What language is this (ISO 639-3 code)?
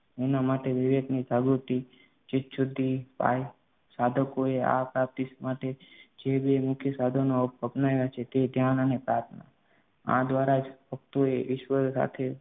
guj